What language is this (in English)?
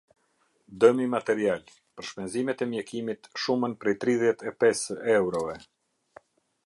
Albanian